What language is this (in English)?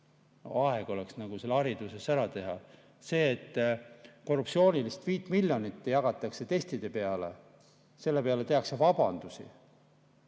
Estonian